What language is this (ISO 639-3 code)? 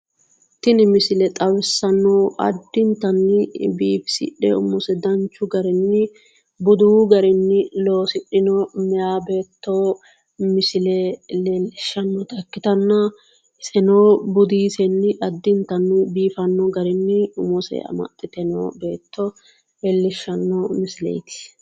sid